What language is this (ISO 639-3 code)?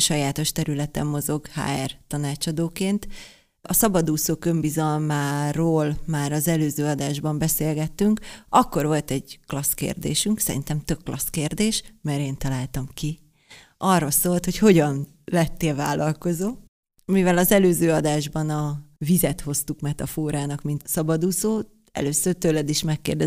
hun